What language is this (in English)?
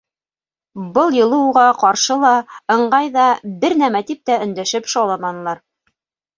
Bashkir